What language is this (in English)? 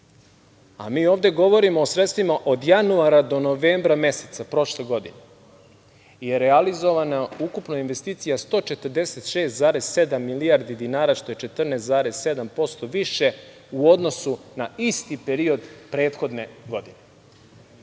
Serbian